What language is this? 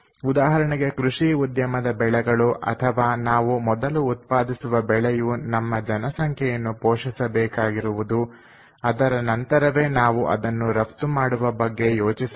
Kannada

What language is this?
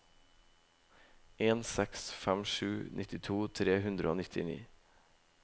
Norwegian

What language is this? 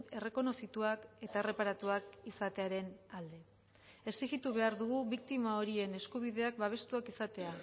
Basque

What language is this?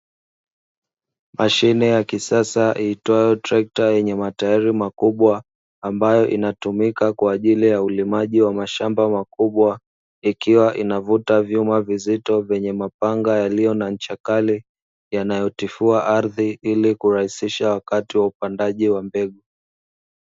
Swahili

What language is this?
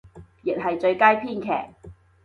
Cantonese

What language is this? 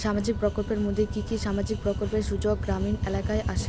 Bangla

